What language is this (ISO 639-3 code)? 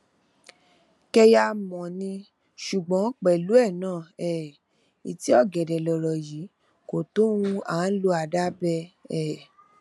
yor